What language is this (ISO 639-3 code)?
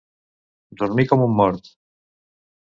cat